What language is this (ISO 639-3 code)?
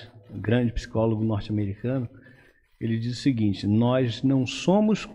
por